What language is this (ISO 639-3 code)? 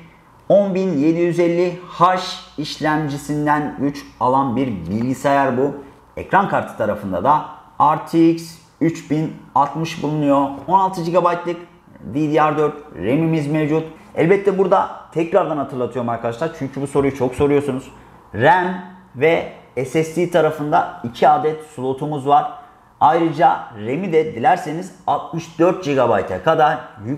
tur